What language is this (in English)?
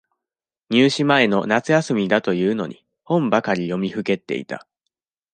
Japanese